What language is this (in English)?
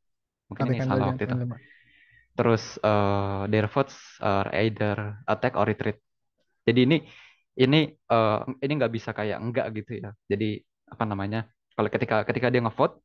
Indonesian